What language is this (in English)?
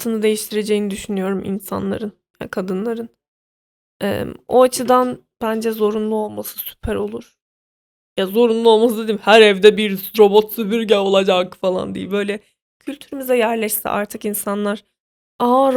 Turkish